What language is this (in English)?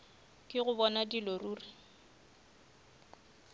Northern Sotho